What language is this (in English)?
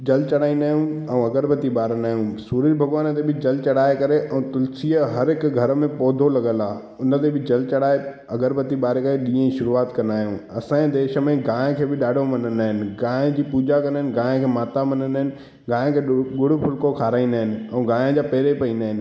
Sindhi